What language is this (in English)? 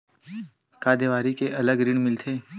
Chhattisgarhi